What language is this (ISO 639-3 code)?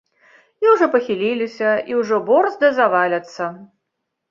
bel